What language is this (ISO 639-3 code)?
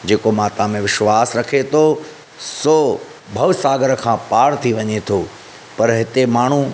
snd